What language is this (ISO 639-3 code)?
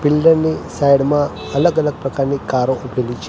guj